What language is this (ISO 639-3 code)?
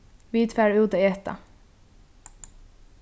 fao